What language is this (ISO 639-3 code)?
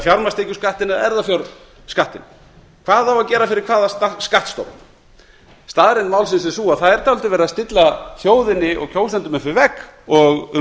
isl